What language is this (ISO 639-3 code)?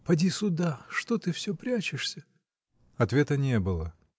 rus